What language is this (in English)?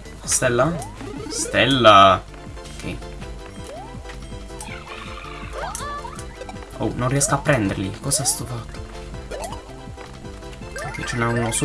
Italian